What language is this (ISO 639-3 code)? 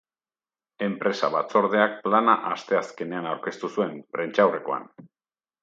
eus